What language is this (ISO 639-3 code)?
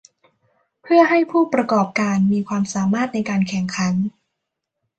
tha